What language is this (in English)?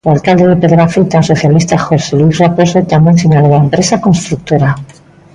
Galician